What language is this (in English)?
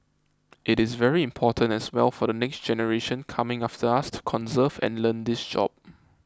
English